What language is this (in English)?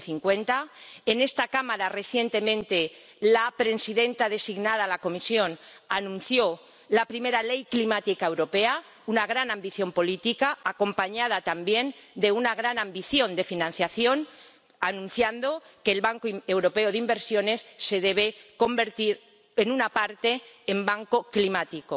Spanish